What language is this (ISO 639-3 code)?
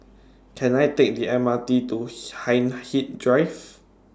eng